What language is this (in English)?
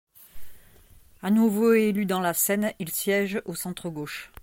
French